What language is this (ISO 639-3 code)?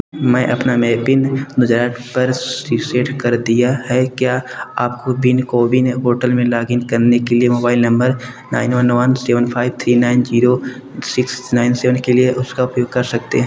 hin